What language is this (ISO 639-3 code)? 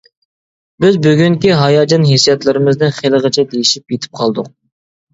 uig